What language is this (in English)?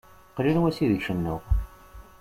Kabyle